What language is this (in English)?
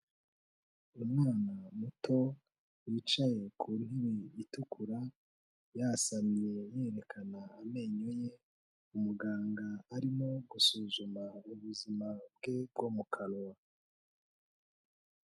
Kinyarwanda